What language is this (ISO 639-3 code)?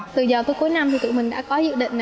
vie